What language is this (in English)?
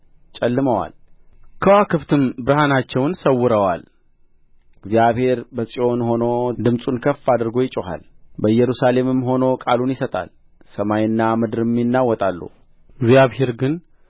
Amharic